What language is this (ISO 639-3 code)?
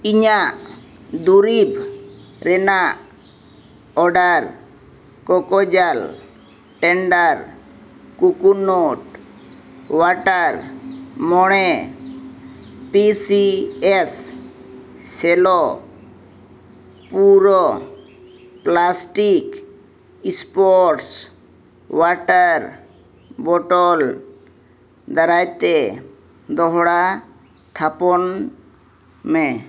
sat